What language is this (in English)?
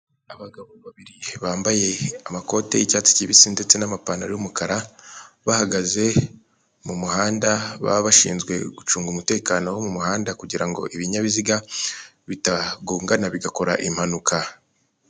Kinyarwanda